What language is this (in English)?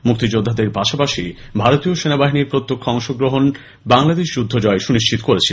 Bangla